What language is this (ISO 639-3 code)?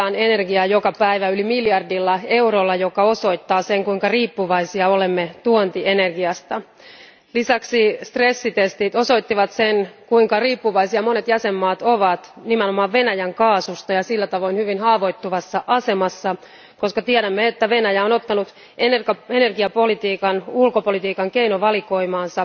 fin